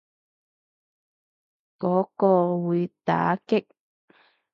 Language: Cantonese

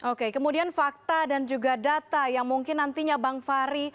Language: Indonesian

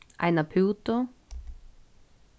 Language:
Faroese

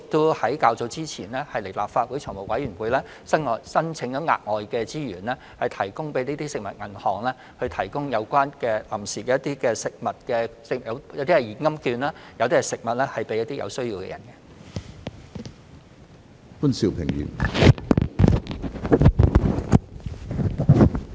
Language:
Cantonese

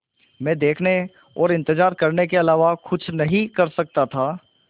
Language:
Hindi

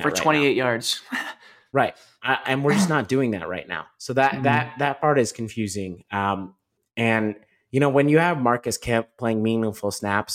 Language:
English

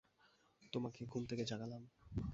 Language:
Bangla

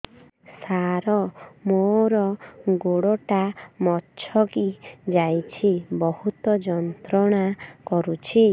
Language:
Odia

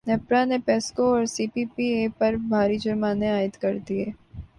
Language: Urdu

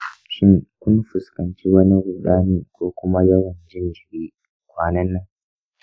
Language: Hausa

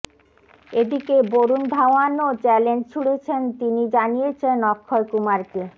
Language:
Bangla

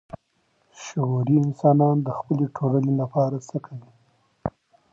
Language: Pashto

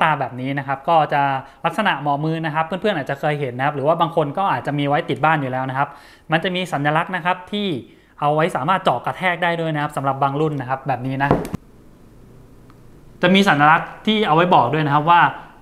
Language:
Thai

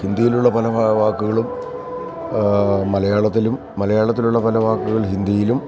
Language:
Malayalam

